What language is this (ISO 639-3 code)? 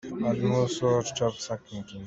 cnh